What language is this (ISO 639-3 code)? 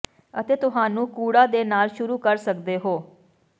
pan